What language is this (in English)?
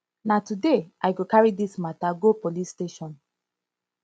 Nigerian Pidgin